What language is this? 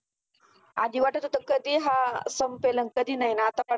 Marathi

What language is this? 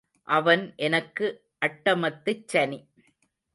Tamil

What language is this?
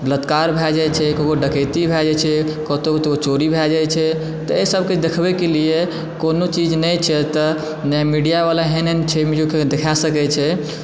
Maithili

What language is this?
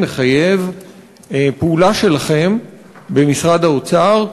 Hebrew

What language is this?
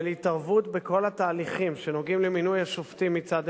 Hebrew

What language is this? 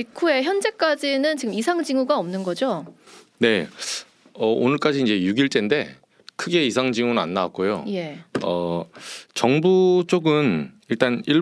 Korean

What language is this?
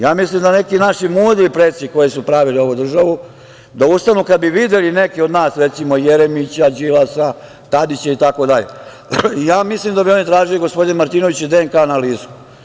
Serbian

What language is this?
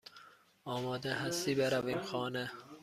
Persian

